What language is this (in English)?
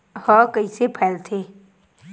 Chhattisgarhi